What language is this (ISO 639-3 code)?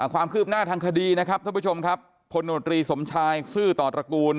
tha